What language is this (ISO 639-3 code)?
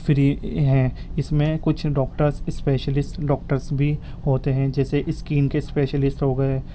urd